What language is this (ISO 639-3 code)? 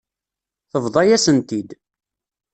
kab